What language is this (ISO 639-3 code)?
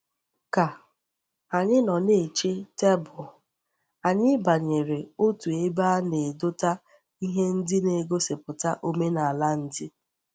ibo